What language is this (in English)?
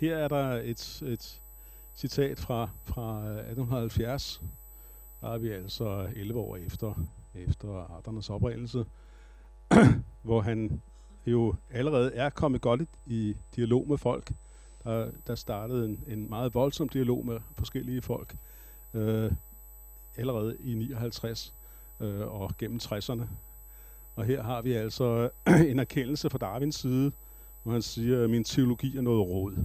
Danish